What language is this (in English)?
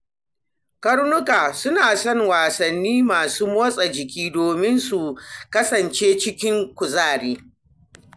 Hausa